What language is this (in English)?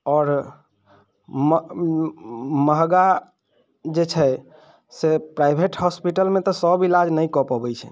Maithili